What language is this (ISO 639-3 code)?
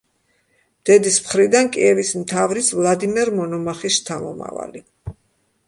kat